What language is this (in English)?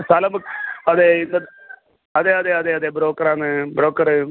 Malayalam